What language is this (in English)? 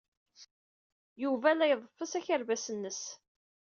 Kabyle